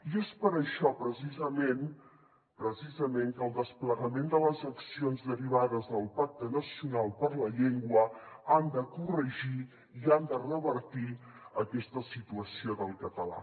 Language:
Catalan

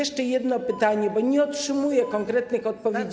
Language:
Polish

